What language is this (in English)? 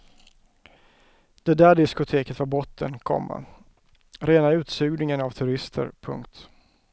Swedish